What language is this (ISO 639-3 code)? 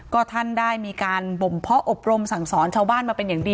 tha